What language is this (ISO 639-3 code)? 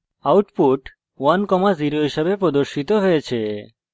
ben